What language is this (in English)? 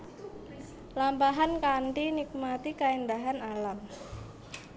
Javanese